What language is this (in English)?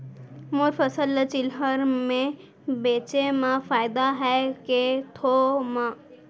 Chhattisgarhi